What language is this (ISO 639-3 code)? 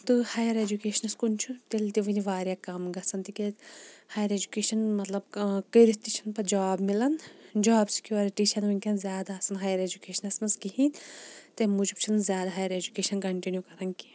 kas